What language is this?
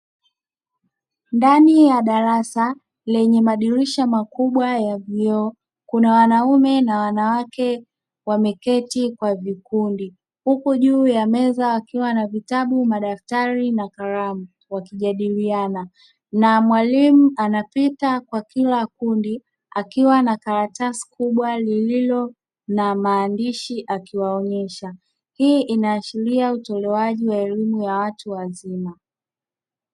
Swahili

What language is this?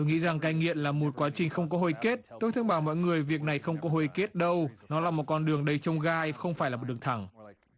Vietnamese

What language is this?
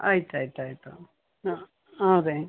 Kannada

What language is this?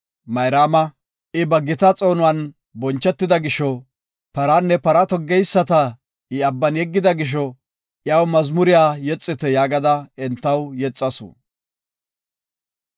Gofa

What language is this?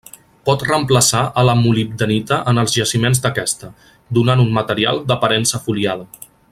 Catalan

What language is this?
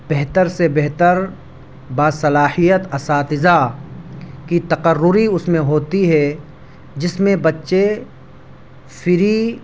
Urdu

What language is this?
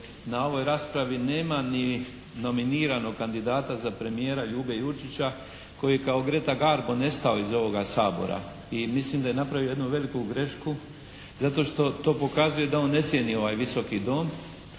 Croatian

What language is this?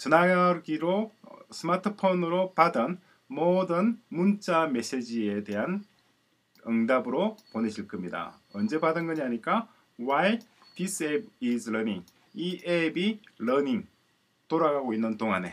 Korean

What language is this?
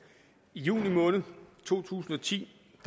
Danish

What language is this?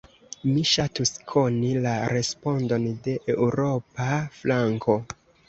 Esperanto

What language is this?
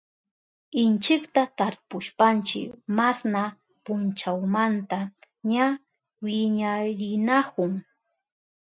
Southern Pastaza Quechua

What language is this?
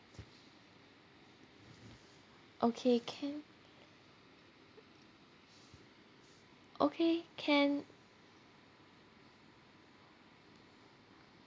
English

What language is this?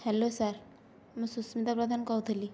Odia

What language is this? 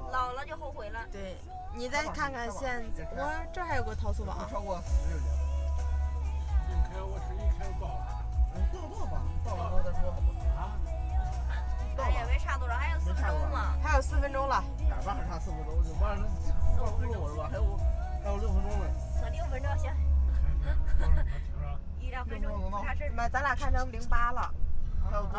Chinese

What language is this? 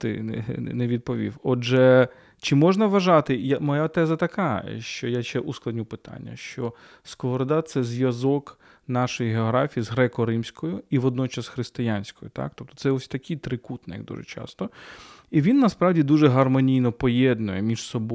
Ukrainian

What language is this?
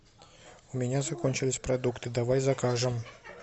Russian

